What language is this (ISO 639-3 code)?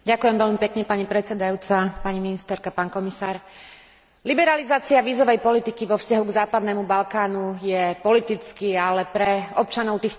slk